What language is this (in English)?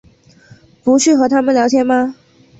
Chinese